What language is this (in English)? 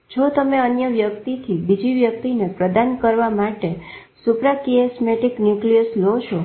Gujarati